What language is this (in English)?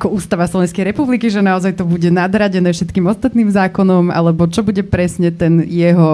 Slovak